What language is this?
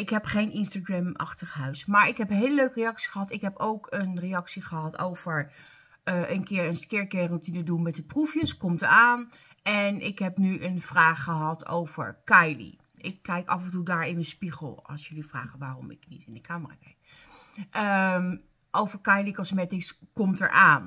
Dutch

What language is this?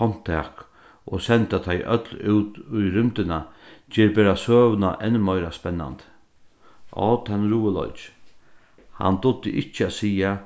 Faroese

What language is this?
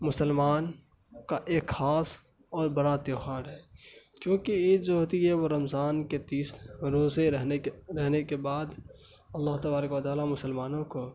Urdu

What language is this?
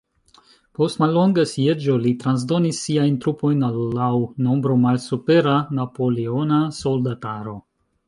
Esperanto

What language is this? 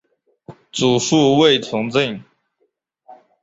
Chinese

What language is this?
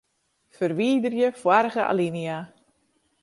Western Frisian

